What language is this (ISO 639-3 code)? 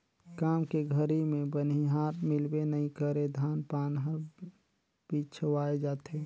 hne